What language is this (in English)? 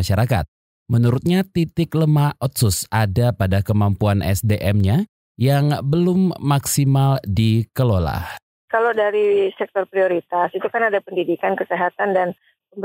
Indonesian